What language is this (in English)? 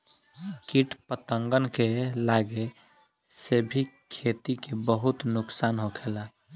Bhojpuri